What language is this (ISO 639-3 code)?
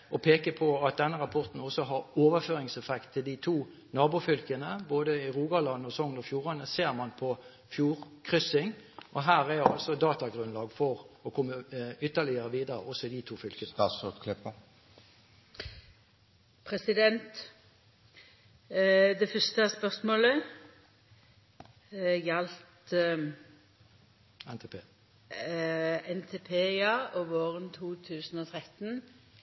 nor